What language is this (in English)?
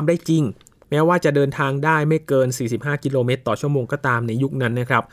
Thai